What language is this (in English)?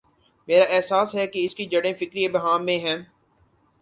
Urdu